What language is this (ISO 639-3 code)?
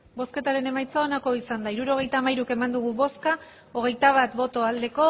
eus